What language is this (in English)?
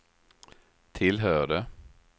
Swedish